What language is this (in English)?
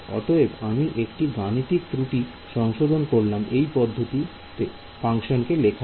Bangla